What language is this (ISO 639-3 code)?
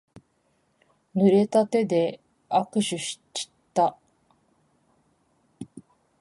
jpn